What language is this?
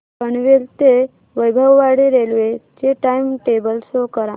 Marathi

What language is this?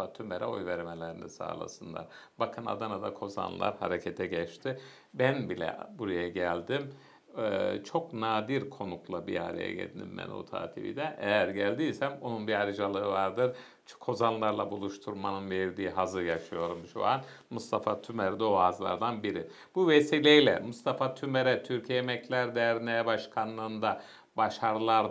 Turkish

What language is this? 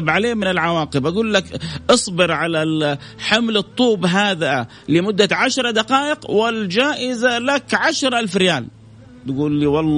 Arabic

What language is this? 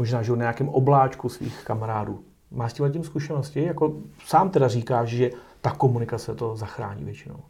Czech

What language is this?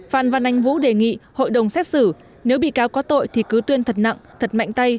Vietnamese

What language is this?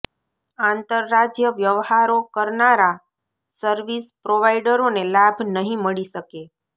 Gujarati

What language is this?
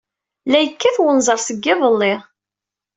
Kabyle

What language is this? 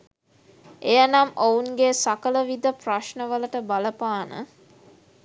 Sinhala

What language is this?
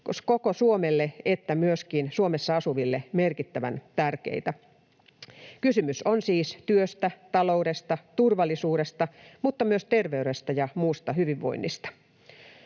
Finnish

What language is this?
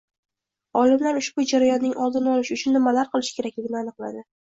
Uzbek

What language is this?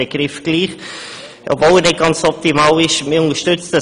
Swiss German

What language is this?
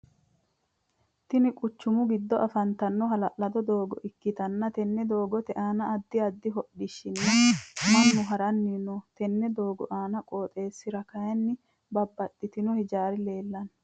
Sidamo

